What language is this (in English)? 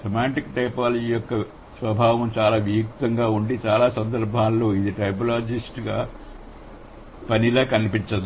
Telugu